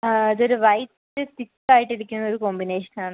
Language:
Malayalam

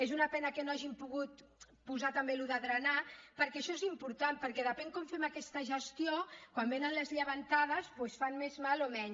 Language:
Catalan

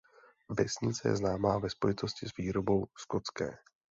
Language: Czech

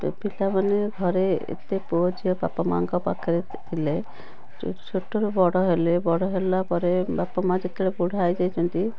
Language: Odia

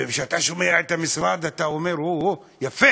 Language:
Hebrew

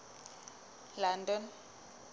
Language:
Southern Sotho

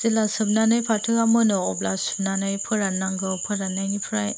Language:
Bodo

